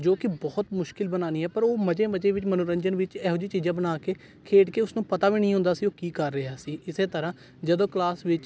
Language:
Punjabi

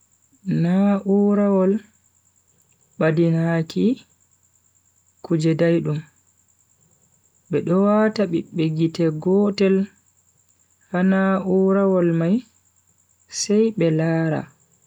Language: Bagirmi Fulfulde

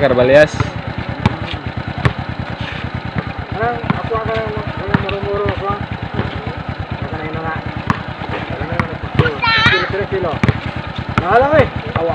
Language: Indonesian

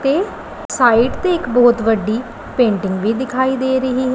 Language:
Punjabi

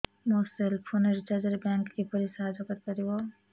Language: Odia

